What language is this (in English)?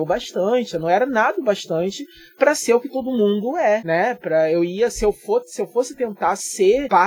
Portuguese